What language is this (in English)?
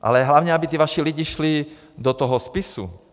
Czech